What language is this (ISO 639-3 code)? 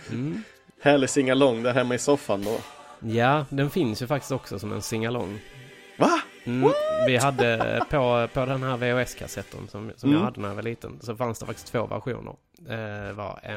swe